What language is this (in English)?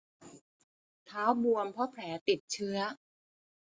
Thai